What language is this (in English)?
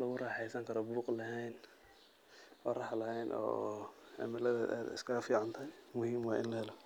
Somali